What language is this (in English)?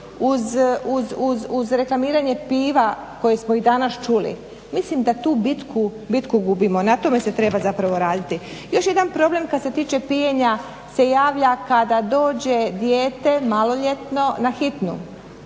Croatian